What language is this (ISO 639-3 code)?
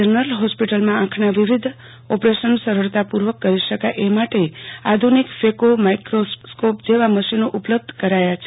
guj